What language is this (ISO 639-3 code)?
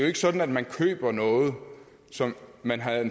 dan